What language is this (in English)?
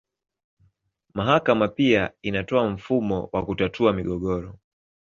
Swahili